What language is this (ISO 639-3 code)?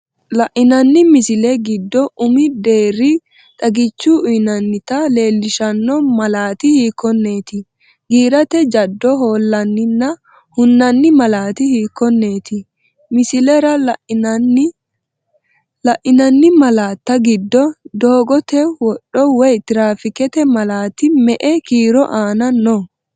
sid